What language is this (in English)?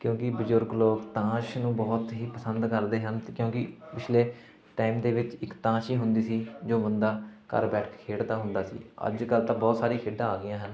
Punjabi